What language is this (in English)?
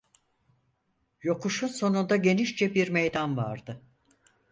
Turkish